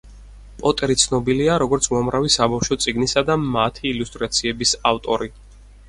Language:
Georgian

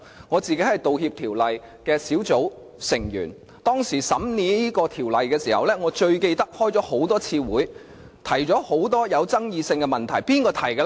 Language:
Cantonese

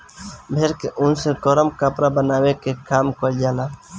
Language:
Bhojpuri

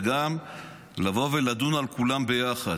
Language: Hebrew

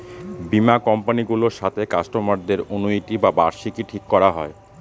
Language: Bangla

